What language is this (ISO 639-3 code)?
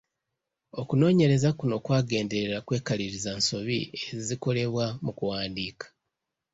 lug